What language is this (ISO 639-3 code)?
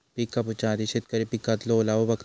mar